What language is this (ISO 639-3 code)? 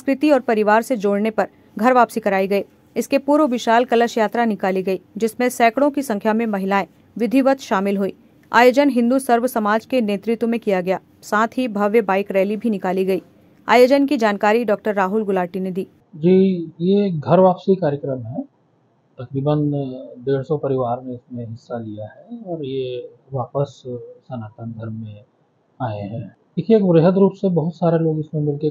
hin